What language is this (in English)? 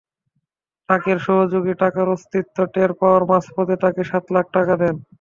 Bangla